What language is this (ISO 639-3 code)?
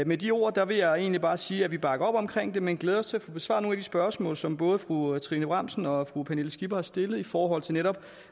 dan